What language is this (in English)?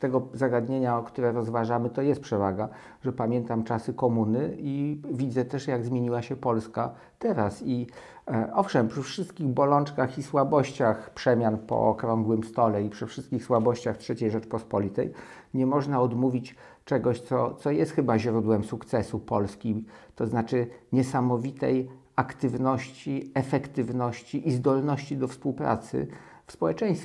Polish